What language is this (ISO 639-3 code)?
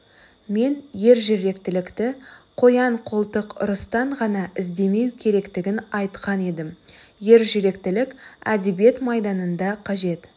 kaz